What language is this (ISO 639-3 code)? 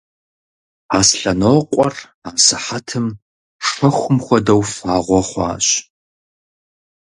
kbd